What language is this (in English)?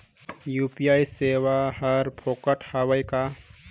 Chhattisgarhi